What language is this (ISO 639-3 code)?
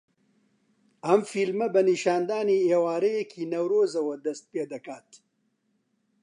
ckb